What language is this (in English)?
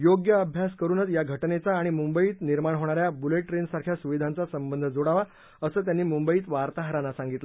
Marathi